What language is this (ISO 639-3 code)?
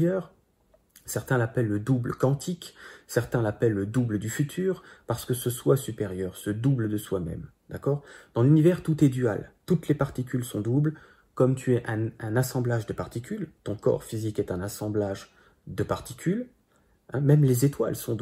fra